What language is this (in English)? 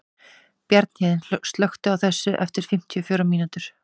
Icelandic